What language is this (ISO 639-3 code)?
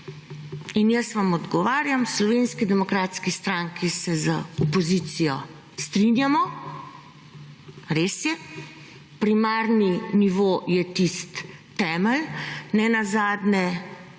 slv